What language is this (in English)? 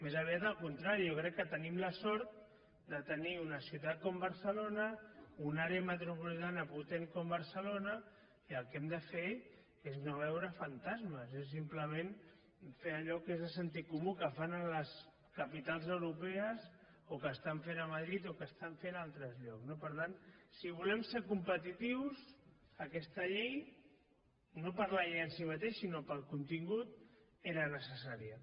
Catalan